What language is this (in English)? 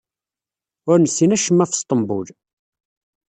Kabyle